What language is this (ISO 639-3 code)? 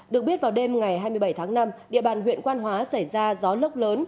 vie